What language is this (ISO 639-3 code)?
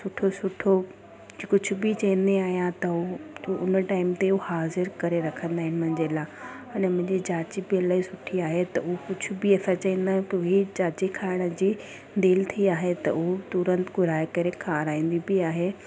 snd